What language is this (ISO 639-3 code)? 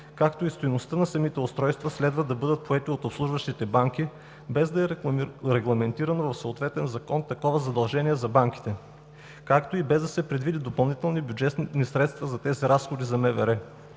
bul